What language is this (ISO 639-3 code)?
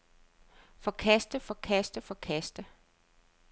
dan